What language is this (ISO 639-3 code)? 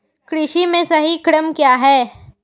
hin